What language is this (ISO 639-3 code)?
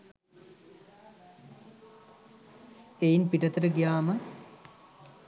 sin